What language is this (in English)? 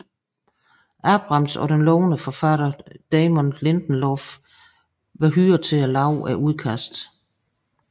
Danish